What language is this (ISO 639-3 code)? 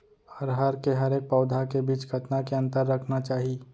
hne